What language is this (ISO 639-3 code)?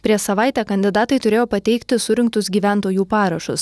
lit